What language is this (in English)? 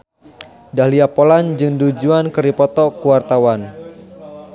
Sundanese